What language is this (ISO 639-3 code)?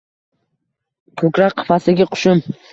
uzb